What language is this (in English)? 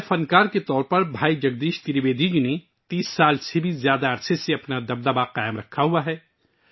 Urdu